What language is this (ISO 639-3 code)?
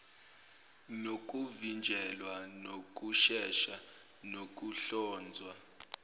zul